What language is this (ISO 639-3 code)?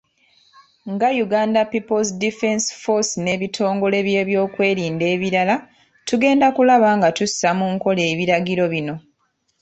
lug